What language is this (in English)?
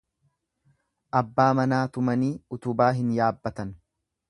Oromo